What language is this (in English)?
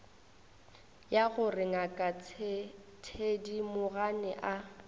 Northern Sotho